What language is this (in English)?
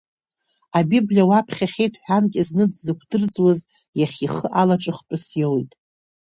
Abkhazian